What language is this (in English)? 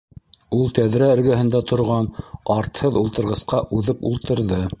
Bashkir